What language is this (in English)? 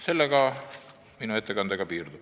Estonian